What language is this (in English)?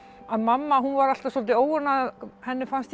Icelandic